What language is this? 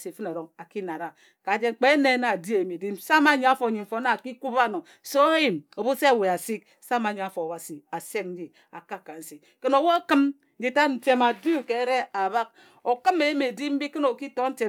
Ejagham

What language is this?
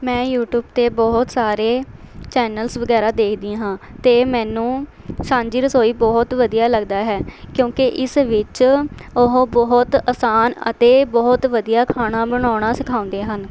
Punjabi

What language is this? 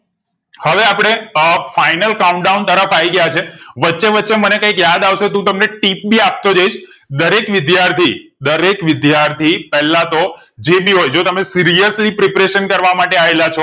Gujarati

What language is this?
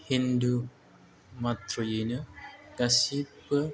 Bodo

